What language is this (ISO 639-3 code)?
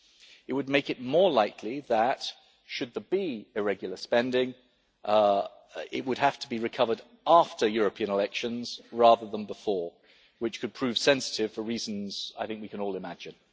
eng